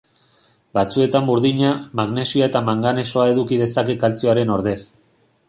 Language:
Basque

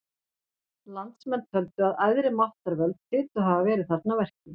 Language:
Icelandic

